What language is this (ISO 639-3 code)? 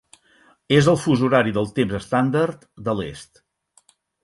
cat